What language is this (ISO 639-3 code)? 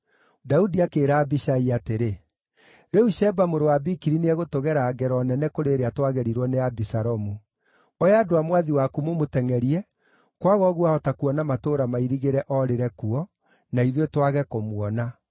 kik